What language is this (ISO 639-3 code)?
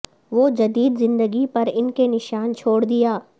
urd